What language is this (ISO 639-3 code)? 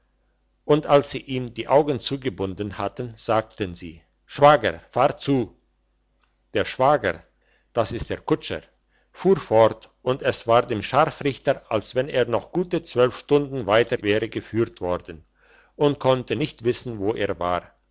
deu